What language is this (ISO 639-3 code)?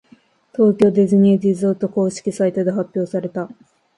jpn